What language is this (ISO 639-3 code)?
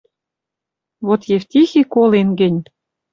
mrj